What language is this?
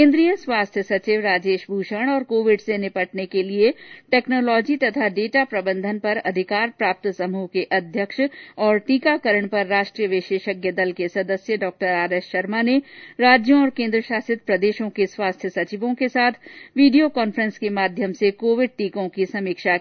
Hindi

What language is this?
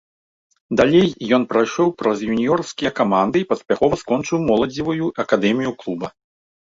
Belarusian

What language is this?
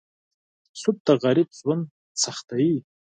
Pashto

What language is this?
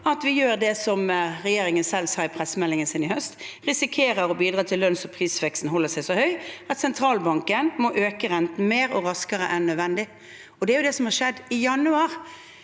Norwegian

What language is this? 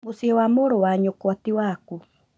Kikuyu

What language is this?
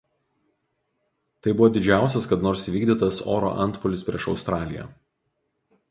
Lithuanian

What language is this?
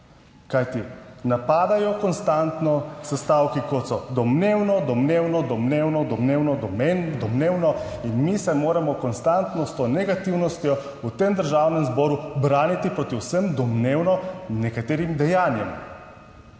Slovenian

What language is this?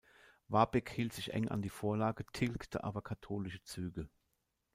German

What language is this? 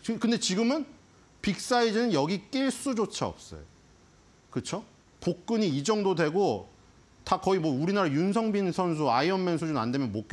Korean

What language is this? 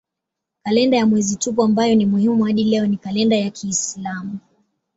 Swahili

